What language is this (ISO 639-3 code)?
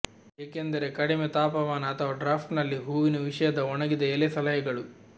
kan